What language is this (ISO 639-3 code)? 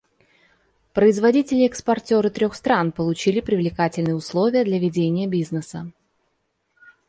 rus